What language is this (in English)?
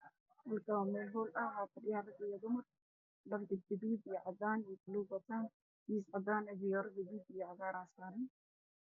Somali